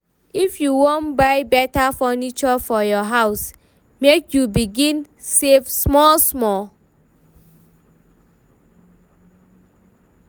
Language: Nigerian Pidgin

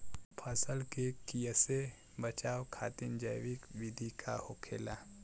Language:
Bhojpuri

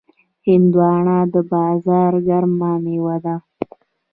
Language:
Pashto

